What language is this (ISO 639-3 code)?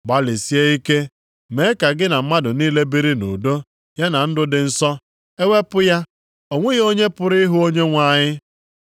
ibo